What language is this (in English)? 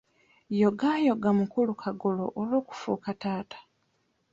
Ganda